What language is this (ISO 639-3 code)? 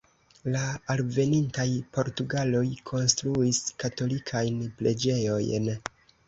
epo